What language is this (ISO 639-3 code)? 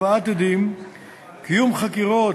heb